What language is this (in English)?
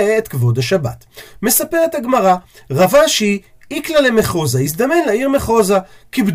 Hebrew